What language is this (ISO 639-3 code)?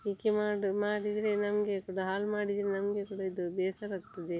kan